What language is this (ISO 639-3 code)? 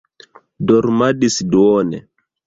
epo